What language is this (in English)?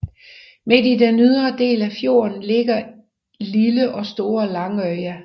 Danish